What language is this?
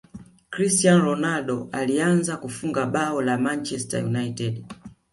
Swahili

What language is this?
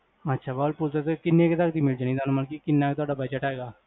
Punjabi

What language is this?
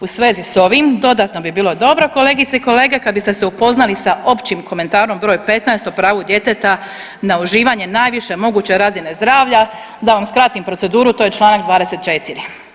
Croatian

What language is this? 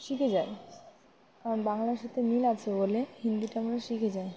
Bangla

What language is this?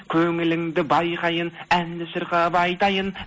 Kazakh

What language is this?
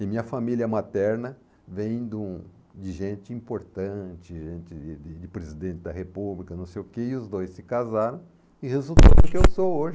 Portuguese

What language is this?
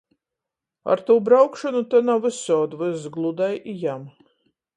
Latgalian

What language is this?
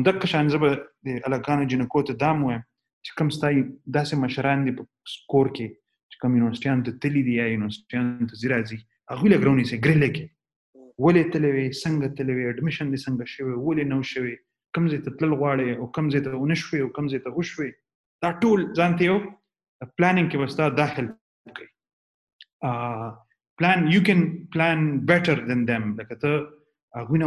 Urdu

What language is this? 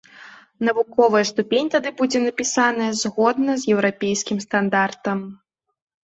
Belarusian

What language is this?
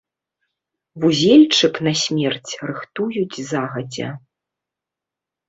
Belarusian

